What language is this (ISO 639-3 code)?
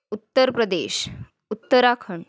mar